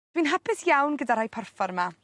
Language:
Welsh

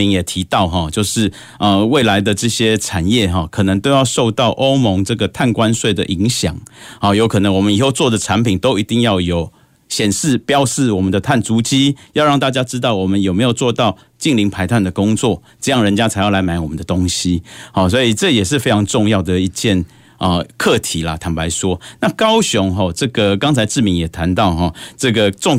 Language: Chinese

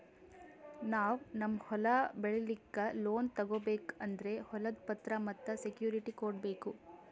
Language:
Kannada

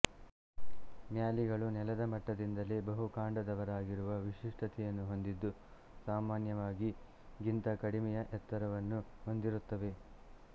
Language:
Kannada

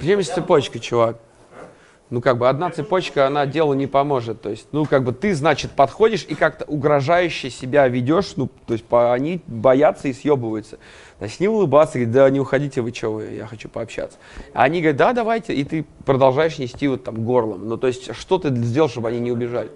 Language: Russian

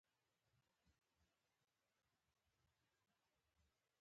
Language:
Pashto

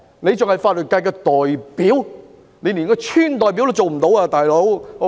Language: Cantonese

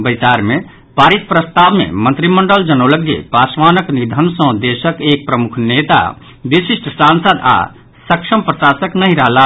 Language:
Maithili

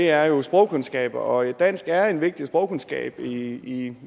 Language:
Danish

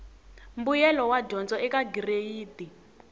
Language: Tsonga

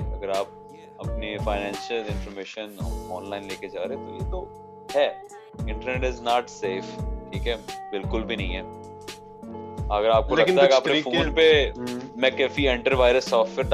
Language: Urdu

